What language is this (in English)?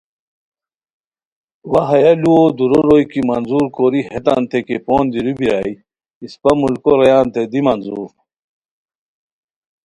Khowar